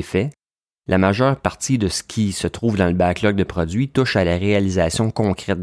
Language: French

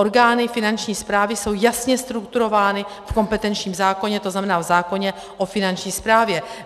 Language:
Czech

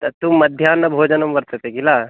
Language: Sanskrit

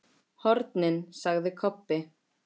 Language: Icelandic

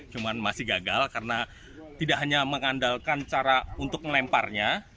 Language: Indonesian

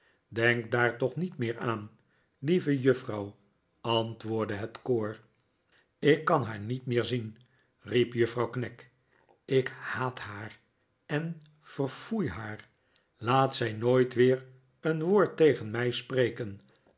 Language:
Dutch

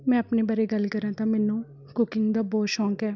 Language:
Punjabi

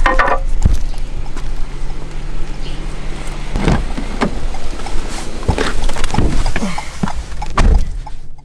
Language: Korean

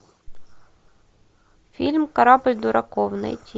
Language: Russian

